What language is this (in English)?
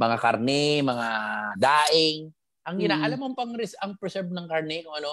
Filipino